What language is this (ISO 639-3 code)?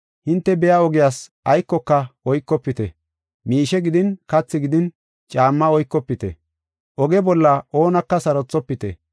gof